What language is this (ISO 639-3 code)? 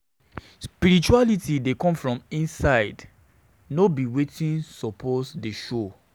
pcm